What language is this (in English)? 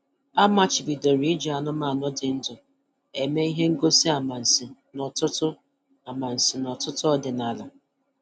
Igbo